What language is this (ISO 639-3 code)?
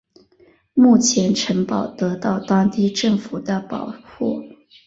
zho